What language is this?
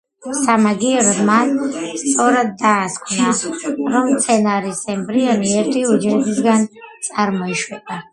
Georgian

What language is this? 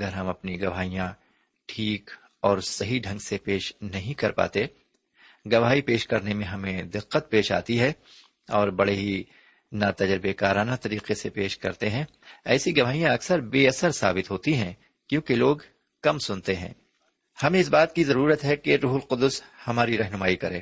Urdu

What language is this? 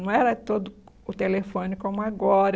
Portuguese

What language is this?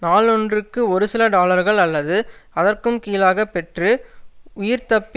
Tamil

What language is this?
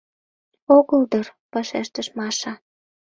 Mari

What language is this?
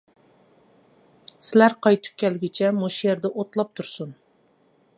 Uyghur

